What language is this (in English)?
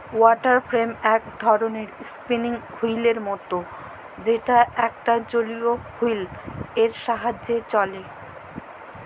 Bangla